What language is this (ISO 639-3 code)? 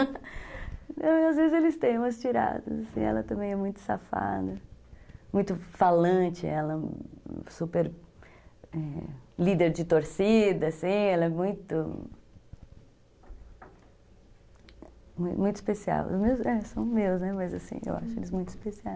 por